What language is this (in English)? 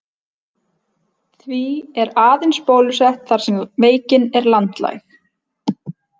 Icelandic